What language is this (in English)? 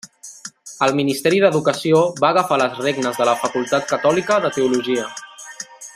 Catalan